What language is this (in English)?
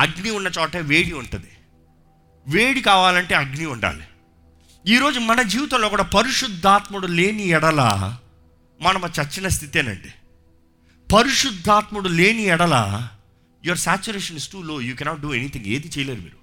Telugu